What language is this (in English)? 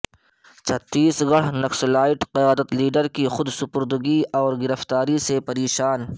Urdu